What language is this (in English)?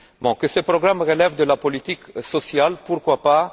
French